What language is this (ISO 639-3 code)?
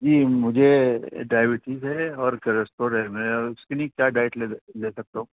urd